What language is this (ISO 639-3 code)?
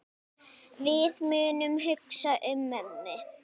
isl